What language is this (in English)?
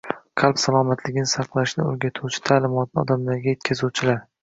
Uzbek